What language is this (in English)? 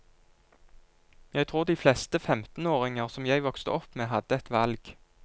Norwegian